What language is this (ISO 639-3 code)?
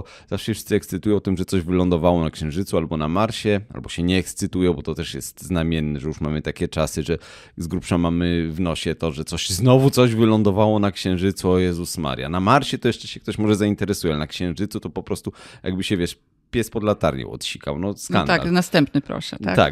pol